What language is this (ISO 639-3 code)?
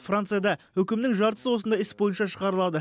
kaz